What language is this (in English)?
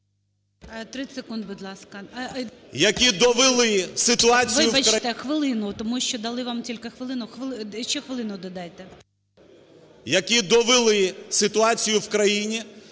Ukrainian